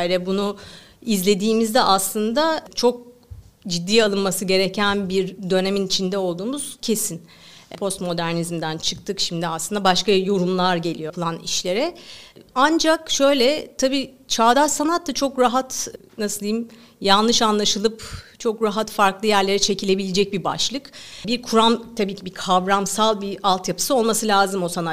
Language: Turkish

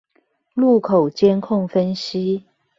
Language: Chinese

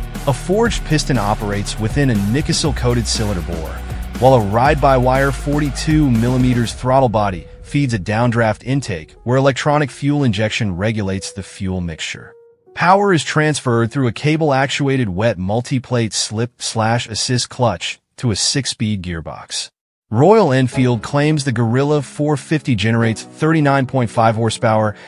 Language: English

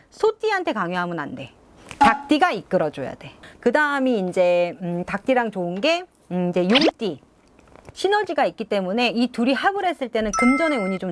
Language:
Korean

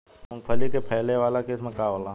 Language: Bhojpuri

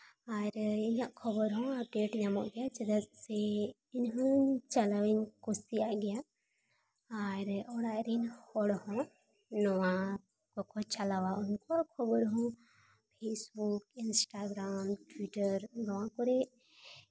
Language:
Santali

